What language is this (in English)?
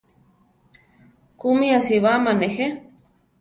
Central Tarahumara